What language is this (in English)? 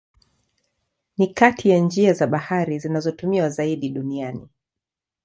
Swahili